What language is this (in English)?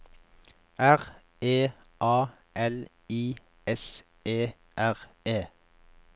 Norwegian